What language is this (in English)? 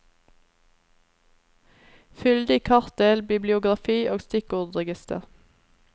Norwegian